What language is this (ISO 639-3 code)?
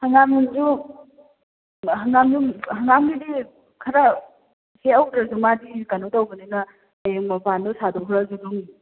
mni